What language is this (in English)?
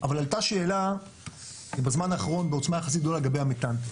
Hebrew